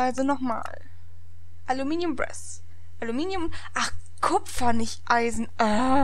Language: German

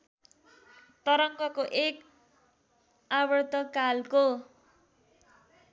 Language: Nepali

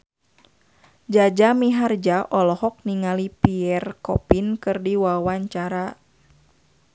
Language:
Sundanese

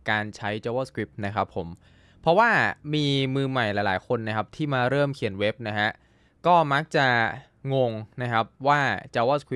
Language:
Thai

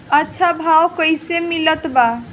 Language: Bhojpuri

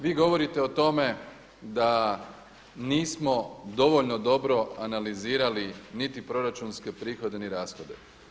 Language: Croatian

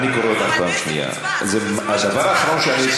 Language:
Hebrew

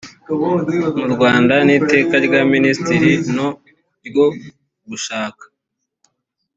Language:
Kinyarwanda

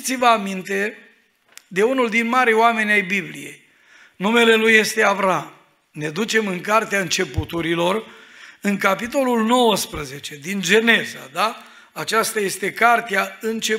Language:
Romanian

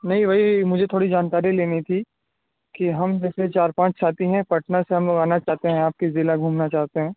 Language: Urdu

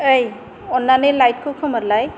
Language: Bodo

